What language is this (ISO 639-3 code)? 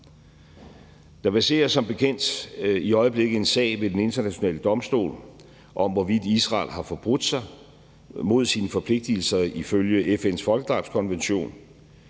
dan